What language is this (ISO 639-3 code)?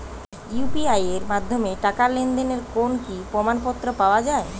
ben